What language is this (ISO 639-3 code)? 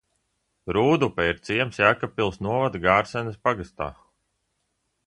lav